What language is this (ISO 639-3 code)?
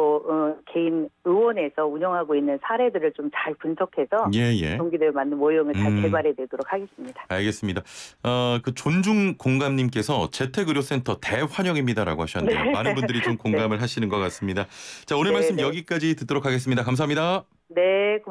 kor